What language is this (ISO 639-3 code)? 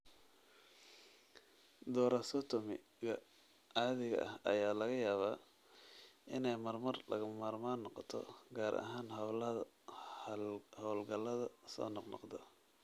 som